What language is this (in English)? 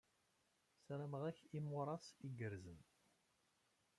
Kabyle